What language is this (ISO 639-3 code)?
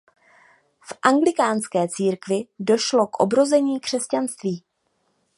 ces